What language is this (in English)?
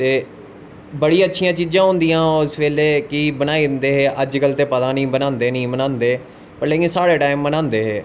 Dogri